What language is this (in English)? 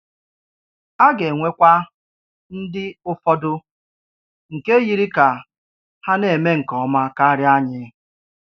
Igbo